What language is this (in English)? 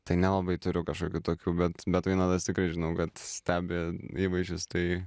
Lithuanian